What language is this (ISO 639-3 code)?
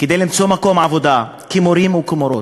heb